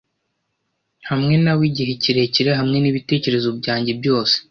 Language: Kinyarwanda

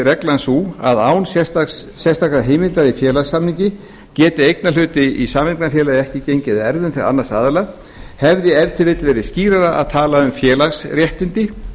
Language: Icelandic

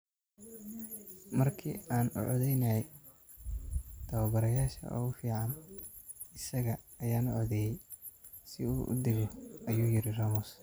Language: Somali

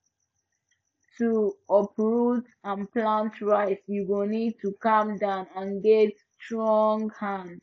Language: Nigerian Pidgin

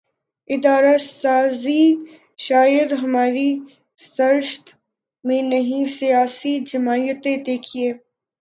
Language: Urdu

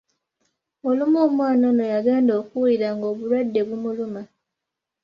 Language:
Ganda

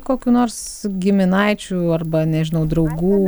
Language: Lithuanian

